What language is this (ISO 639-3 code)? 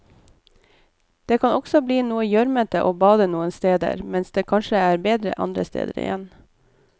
nor